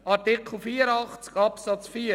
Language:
Swiss German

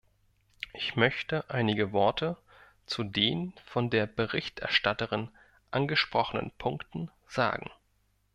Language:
German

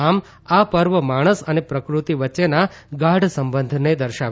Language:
Gujarati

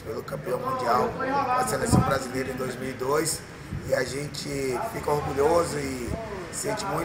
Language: Portuguese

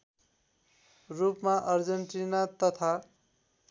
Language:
Nepali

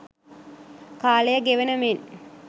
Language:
Sinhala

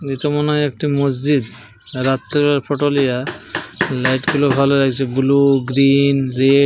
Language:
Bangla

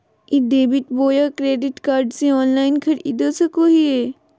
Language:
Magahi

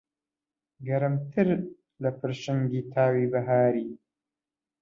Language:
Central Kurdish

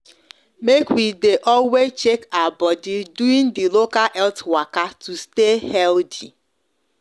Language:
Nigerian Pidgin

